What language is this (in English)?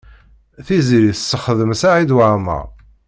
Kabyle